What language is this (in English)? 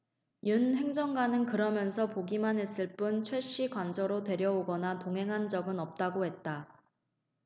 Korean